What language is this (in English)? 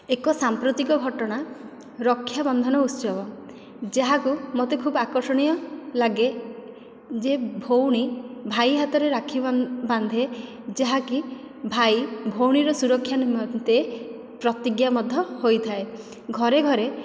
Odia